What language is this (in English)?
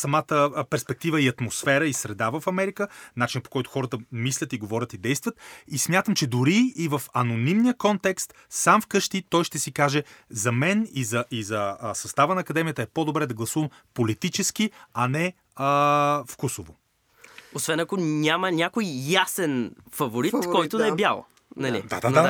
Bulgarian